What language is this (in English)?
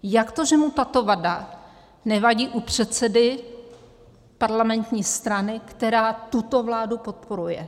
Czech